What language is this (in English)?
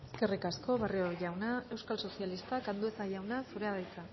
Basque